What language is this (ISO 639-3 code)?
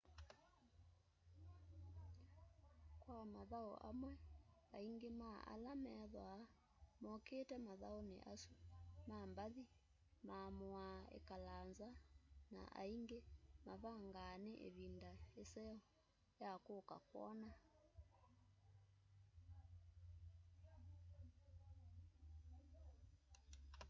kam